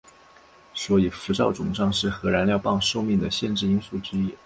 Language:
Chinese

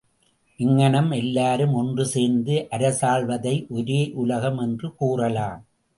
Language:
Tamil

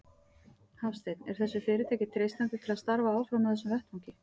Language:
Icelandic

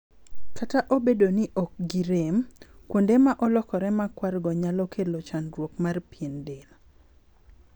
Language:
Luo (Kenya and Tanzania)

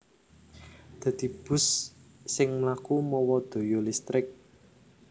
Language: Javanese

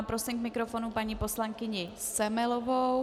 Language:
Czech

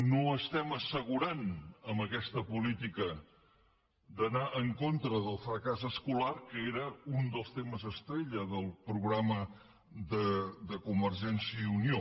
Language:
Catalan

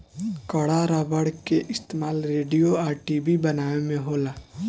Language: Bhojpuri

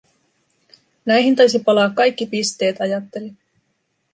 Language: Finnish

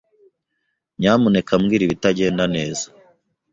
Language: Kinyarwanda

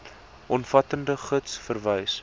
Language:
Afrikaans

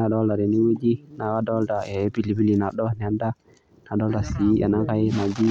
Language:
Masai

